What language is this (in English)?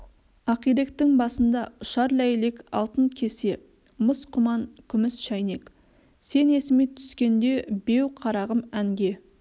Kazakh